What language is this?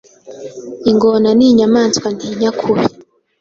Kinyarwanda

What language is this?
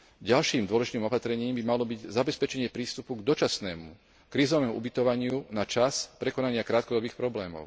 Slovak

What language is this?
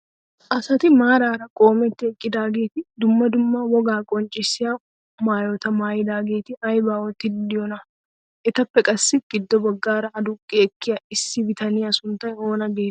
Wolaytta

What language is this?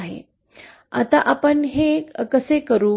Marathi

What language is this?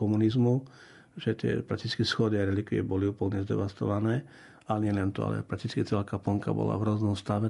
Slovak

